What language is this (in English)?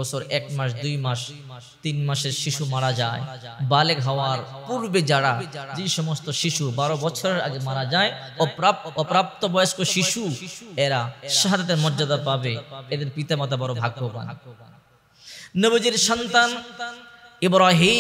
Indonesian